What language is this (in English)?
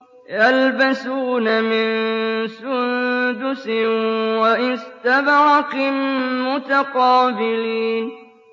Arabic